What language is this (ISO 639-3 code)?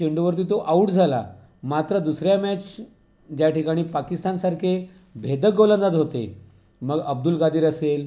mar